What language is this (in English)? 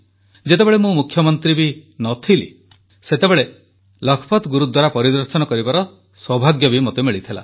Odia